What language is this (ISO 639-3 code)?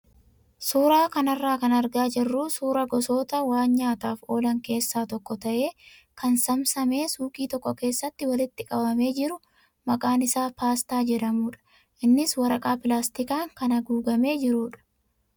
orm